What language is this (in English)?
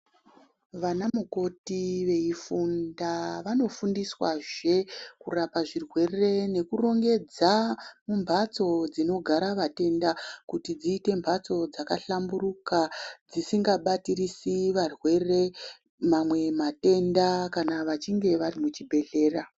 Ndau